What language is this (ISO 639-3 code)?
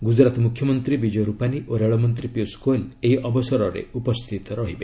ori